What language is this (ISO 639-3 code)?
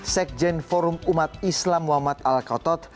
ind